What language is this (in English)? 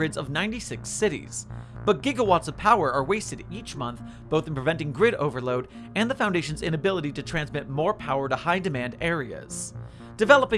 English